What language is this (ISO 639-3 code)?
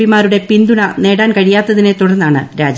mal